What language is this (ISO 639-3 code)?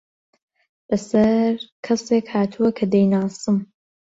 ckb